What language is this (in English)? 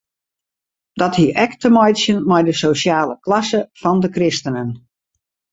Western Frisian